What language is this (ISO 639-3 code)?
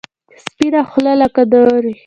pus